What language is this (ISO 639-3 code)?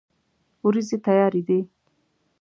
pus